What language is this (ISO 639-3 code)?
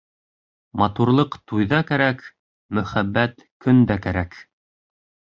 bak